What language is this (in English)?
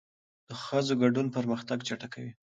Pashto